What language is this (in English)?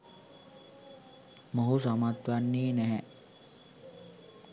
Sinhala